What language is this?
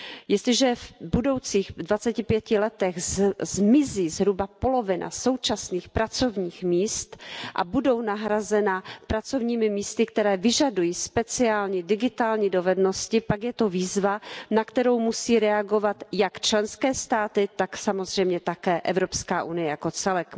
Czech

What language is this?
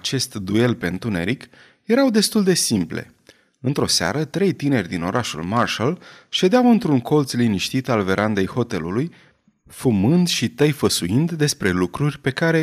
Romanian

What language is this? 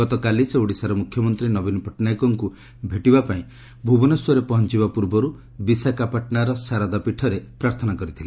Odia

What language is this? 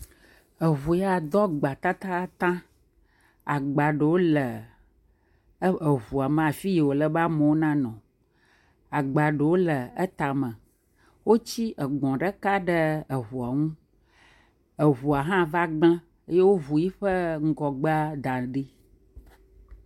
Ewe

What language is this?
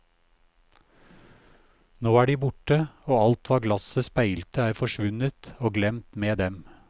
Norwegian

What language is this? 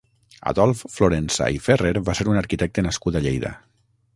Catalan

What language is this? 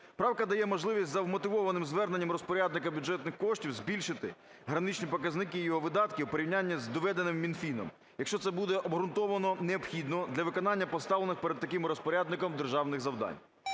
Ukrainian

